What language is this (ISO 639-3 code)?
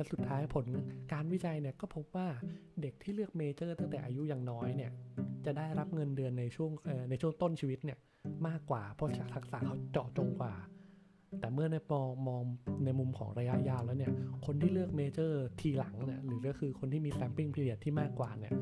tha